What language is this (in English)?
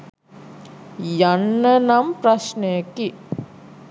Sinhala